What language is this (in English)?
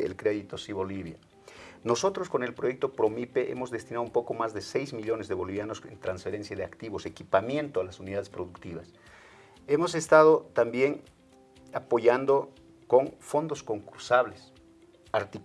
Spanish